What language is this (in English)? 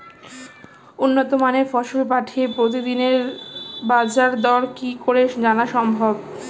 Bangla